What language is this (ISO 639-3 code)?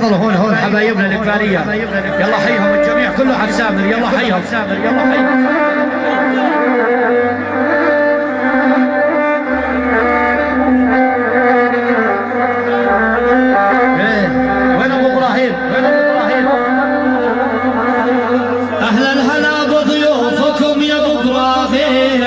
ara